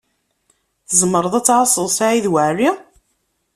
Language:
Kabyle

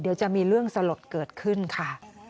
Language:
Thai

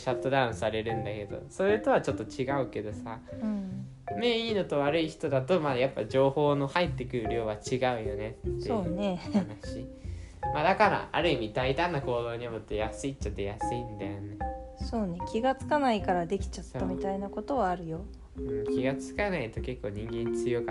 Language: Japanese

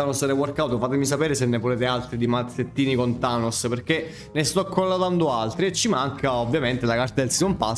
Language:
Italian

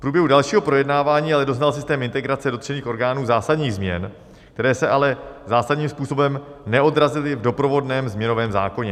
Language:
Czech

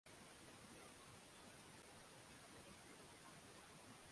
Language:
Swahili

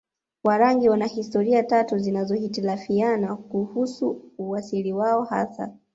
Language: Swahili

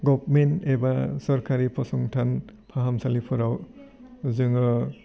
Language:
Bodo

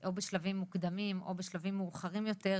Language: Hebrew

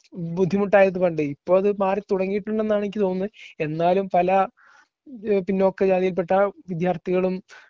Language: Malayalam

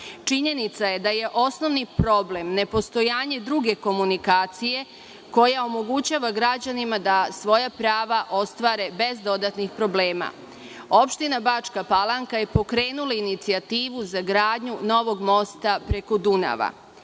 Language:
Serbian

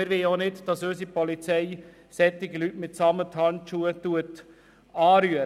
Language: Swiss German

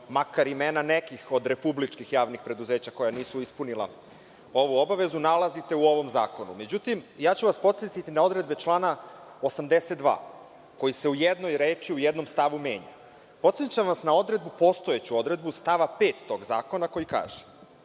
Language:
Serbian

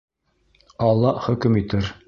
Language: Bashkir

